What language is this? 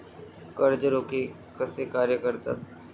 Marathi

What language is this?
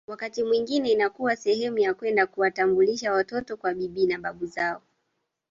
Swahili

